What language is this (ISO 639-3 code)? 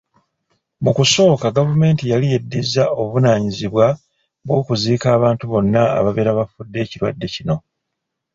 lug